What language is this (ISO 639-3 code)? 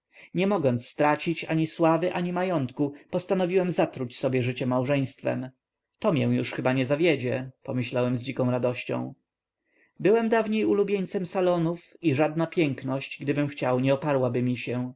pol